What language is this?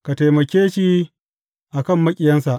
Hausa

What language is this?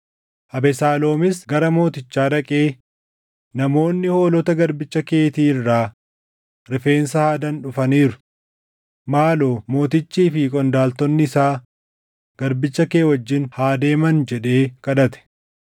Oromo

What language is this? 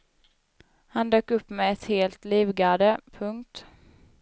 Swedish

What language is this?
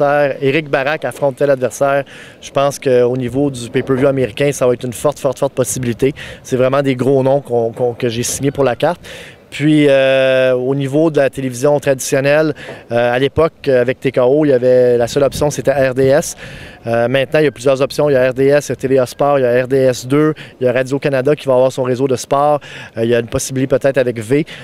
French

